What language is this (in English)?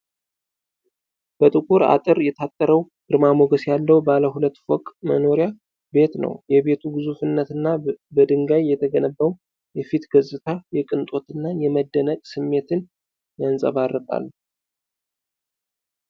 Amharic